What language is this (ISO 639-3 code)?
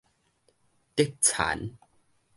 nan